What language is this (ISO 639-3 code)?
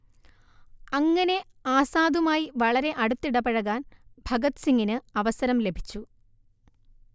mal